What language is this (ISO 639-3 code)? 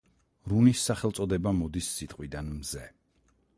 kat